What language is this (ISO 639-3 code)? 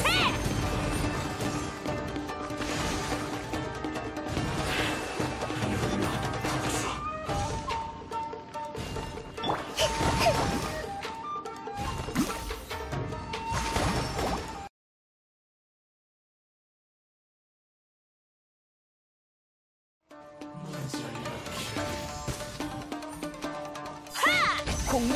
kor